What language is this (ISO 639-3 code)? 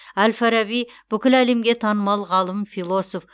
kaz